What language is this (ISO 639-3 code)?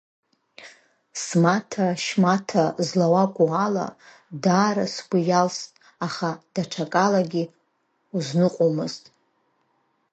abk